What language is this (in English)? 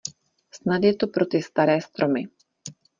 Czech